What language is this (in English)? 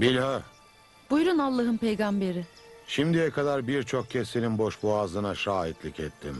Turkish